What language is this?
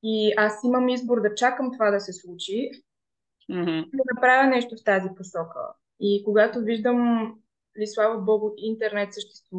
Bulgarian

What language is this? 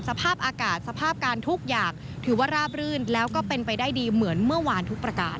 Thai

